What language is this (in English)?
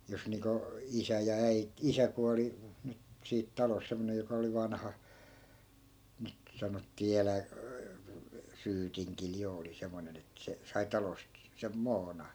Finnish